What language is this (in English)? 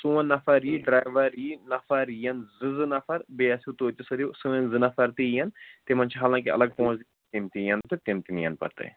Kashmiri